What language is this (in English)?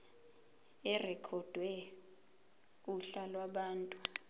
Zulu